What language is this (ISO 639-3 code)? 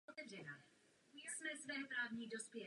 ces